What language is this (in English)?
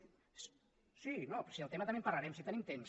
Catalan